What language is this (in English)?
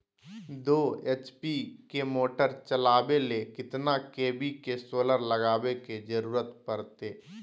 Magahi